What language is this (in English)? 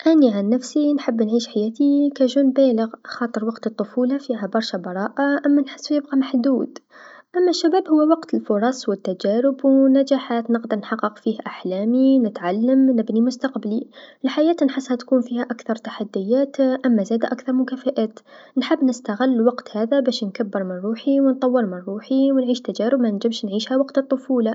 Tunisian Arabic